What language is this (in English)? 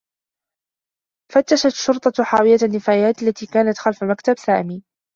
Arabic